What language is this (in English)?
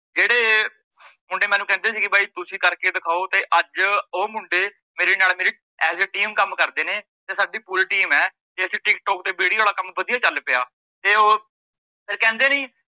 Punjabi